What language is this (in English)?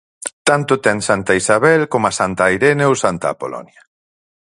Galician